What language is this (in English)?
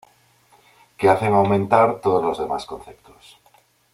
Spanish